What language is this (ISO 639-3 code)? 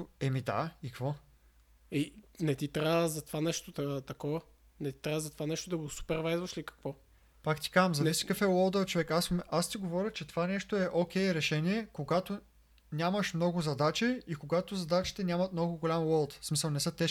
bul